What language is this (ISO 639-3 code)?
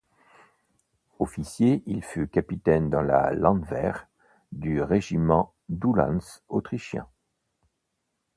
fra